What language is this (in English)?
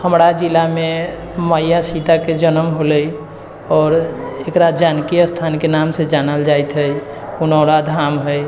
Maithili